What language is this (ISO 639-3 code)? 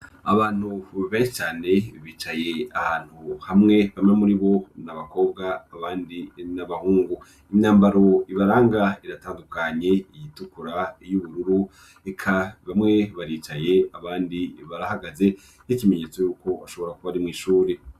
run